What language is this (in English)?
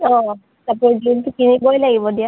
Assamese